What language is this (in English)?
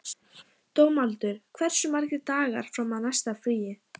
Icelandic